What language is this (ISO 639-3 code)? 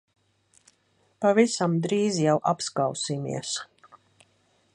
lav